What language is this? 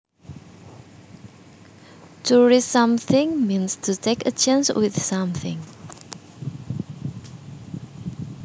Javanese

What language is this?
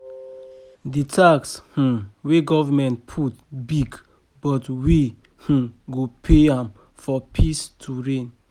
Nigerian Pidgin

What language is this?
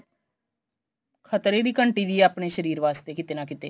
Punjabi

